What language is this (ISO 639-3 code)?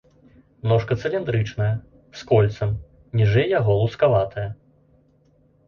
bel